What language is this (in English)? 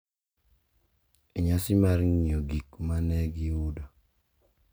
Luo (Kenya and Tanzania)